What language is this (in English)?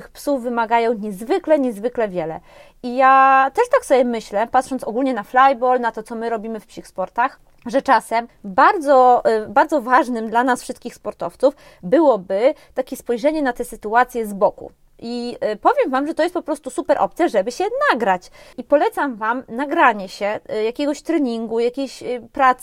Polish